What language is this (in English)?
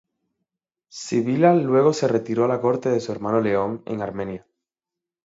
Spanish